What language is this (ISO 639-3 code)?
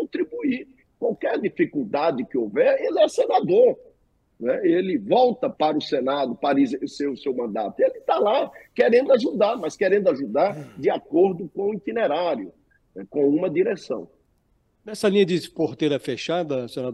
por